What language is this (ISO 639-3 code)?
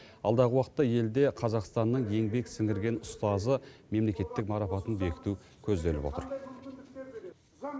kaz